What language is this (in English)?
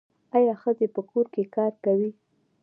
Pashto